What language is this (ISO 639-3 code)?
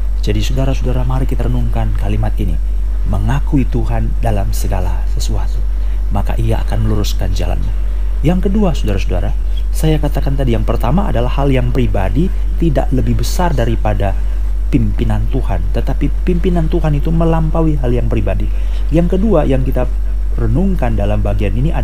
ind